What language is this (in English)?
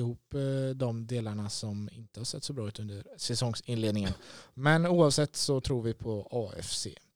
Swedish